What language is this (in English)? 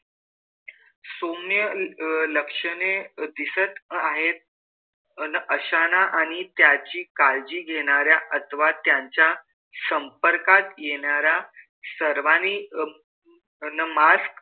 Marathi